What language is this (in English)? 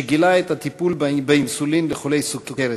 Hebrew